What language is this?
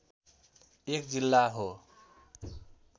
Nepali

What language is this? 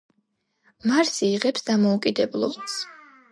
Georgian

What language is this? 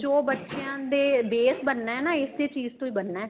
Punjabi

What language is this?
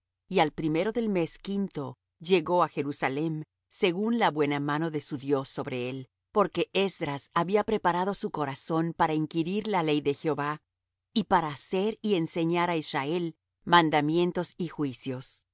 Spanish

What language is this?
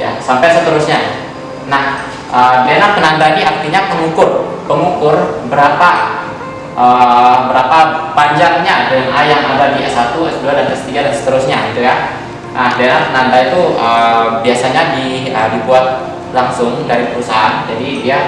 Indonesian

